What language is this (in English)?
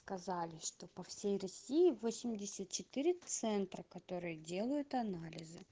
Russian